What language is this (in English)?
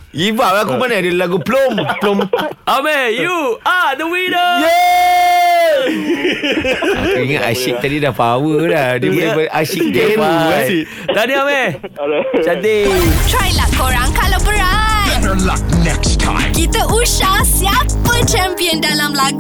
Malay